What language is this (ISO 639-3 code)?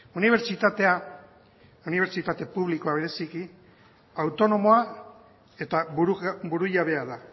eus